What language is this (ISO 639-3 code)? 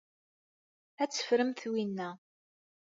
kab